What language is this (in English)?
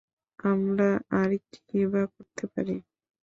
Bangla